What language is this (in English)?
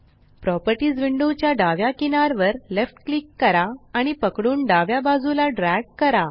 Marathi